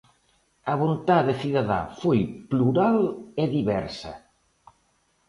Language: Galician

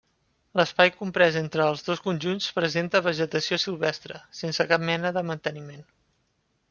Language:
Catalan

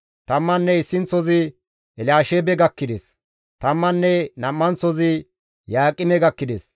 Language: Gamo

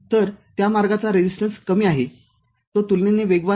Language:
Marathi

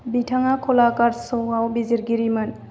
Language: Bodo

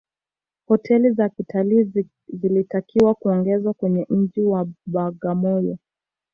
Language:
Swahili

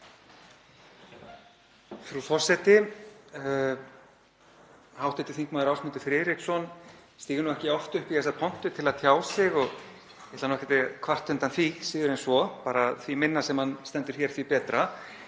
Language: Icelandic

